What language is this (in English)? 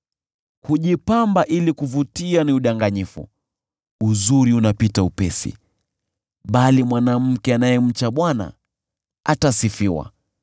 Swahili